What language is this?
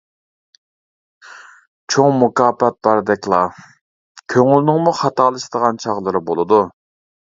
Uyghur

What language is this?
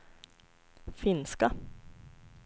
Swedish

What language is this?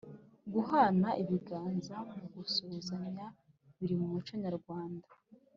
Kinyarwanda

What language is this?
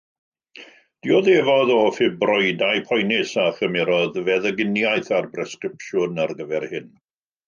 Welsh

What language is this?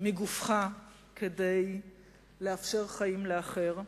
Hebrew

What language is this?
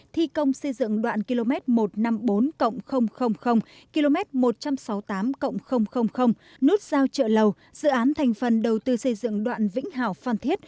Vietnamese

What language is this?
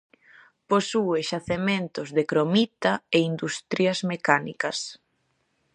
Galician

